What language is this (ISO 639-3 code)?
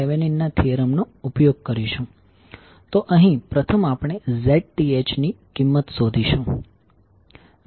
guj